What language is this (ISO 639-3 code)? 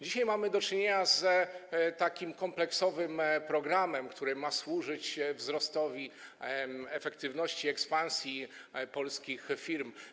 pol